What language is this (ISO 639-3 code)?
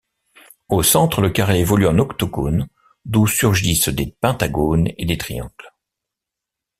fra